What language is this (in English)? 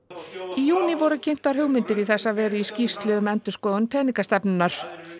Icelandic